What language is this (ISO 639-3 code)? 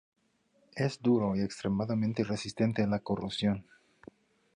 spa